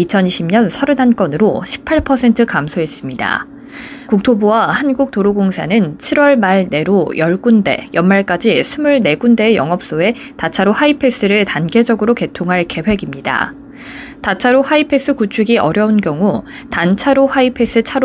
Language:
Korean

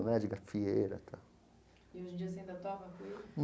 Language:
Portuguese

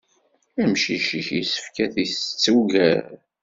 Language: Kabyle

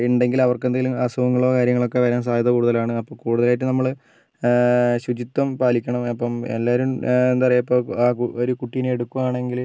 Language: Malayalam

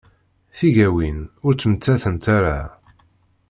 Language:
Kabyle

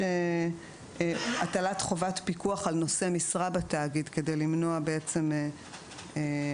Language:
Hebrew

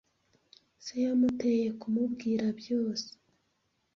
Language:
Kinyarwanda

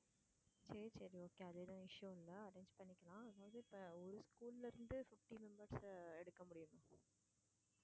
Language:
Tamil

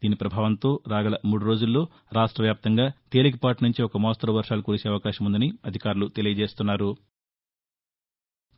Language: Telugu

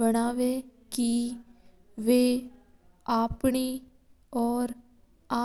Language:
Mewari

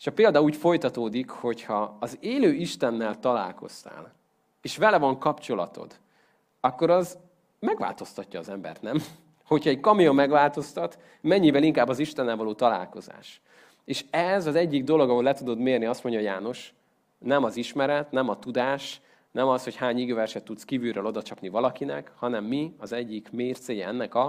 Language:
Hungarian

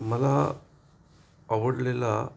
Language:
Marathi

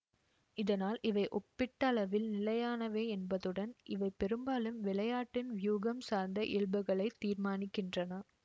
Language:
Tamil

